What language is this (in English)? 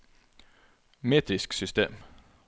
Norwegian